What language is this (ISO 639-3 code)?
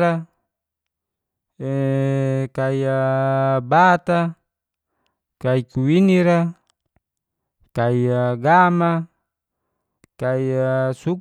ges